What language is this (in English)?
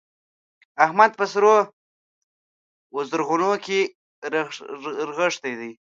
Pashto